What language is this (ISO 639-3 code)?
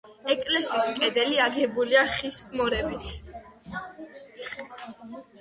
kat